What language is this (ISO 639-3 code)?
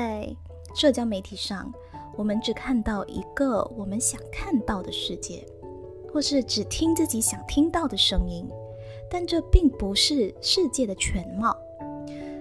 zho